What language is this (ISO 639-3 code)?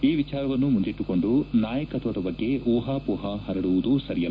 kan